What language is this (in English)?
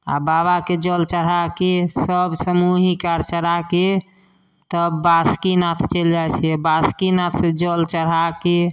Maithili